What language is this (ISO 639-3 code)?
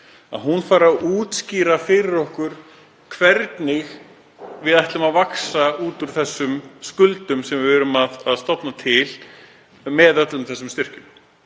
isl